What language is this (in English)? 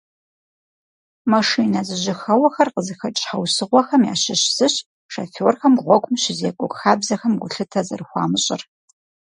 Kabardian